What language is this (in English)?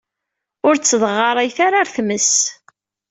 Kabyle